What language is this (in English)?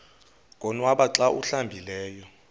Xhosa